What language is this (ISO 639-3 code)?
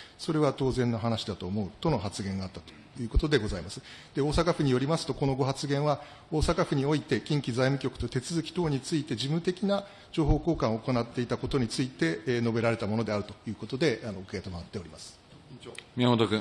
jpn